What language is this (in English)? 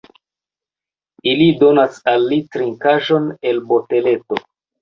Esperanto